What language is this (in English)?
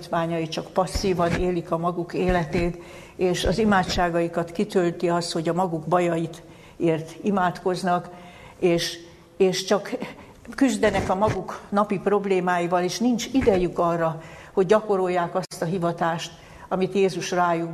Hungarian